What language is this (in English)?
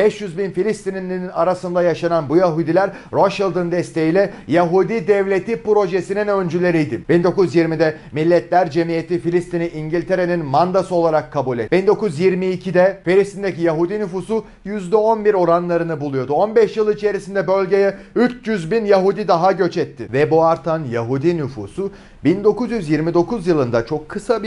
Turkish